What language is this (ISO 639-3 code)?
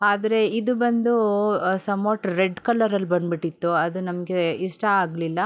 kan